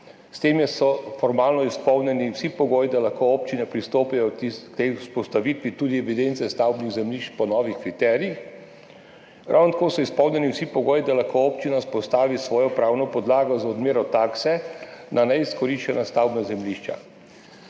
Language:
Slovenian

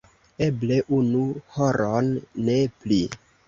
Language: Esperanto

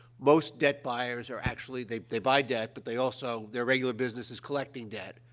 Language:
English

